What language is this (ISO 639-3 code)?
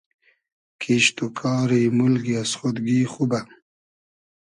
haz